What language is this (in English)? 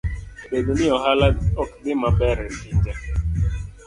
Luo (Kenya and Tanzania)